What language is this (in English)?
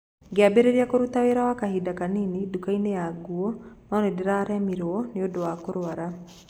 Kikuyu